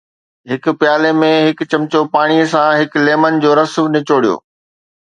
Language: Sindhi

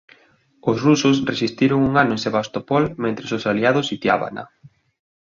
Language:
Galician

